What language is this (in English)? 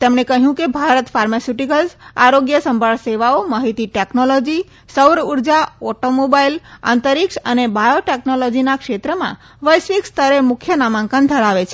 Gujarati